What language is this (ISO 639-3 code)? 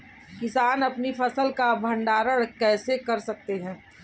hin